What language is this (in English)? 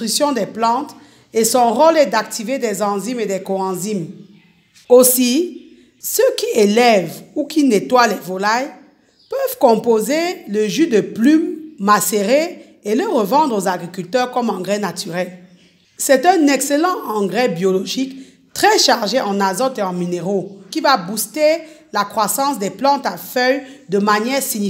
French